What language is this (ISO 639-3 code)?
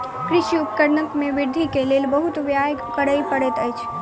mai